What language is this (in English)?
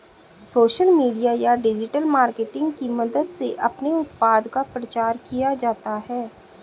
Hindi